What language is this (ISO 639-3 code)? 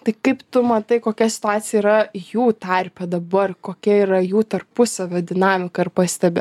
lit